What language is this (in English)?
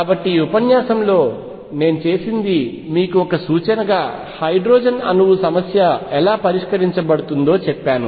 Telugu